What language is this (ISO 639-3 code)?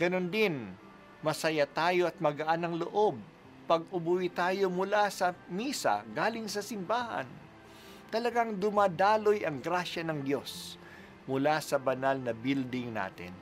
fil